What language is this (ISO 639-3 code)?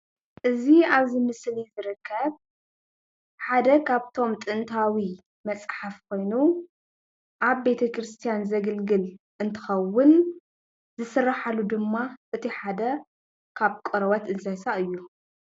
tir